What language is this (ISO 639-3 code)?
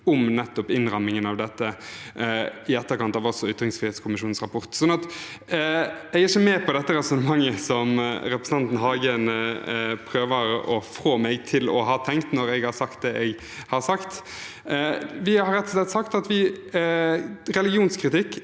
nor